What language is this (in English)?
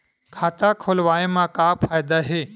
Chhattisgarhi